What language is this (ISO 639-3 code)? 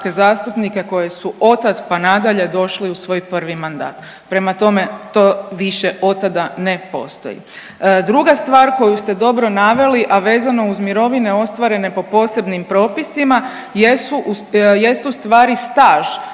hrv